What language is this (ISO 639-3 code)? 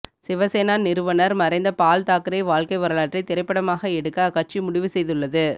tam